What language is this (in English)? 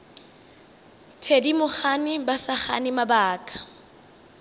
Northern Sotho